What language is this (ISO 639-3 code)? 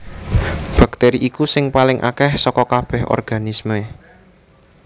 jav